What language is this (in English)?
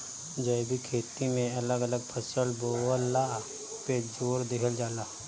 Bhojpuri